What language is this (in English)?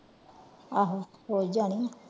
Punjabi